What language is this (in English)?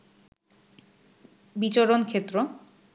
Bangla